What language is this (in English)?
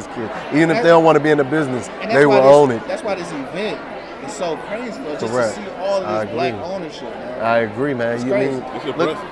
English